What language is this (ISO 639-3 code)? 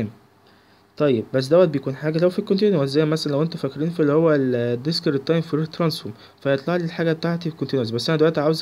ara